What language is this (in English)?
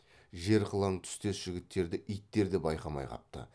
Kazakh